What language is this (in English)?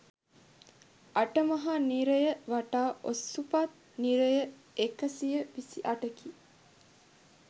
Sinhala